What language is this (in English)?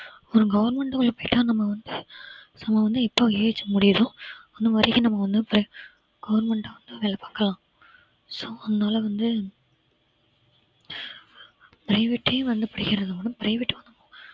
Tamil